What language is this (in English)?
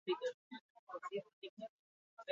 Basque